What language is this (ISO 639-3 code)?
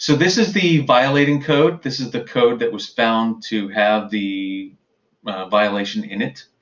eng